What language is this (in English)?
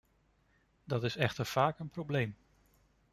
Dutch